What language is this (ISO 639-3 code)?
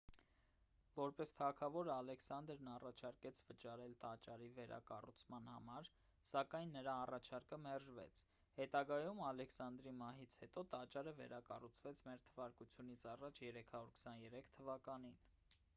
hye